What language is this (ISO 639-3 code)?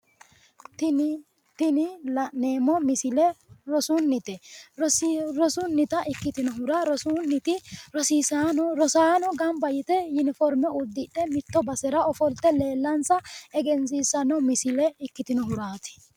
sid